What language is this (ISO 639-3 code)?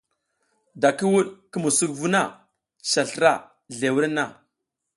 giz